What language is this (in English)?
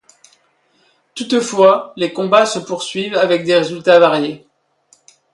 French